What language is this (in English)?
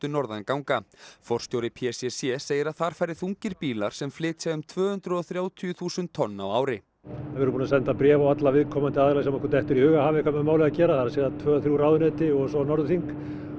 Icelandic